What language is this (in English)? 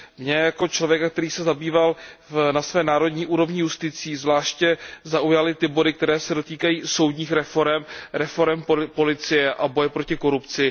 Czech